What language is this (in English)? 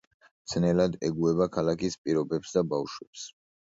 Georgian